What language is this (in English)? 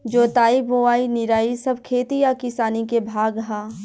Bhojpuri